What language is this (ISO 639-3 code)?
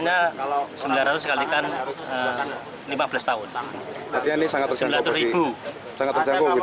ind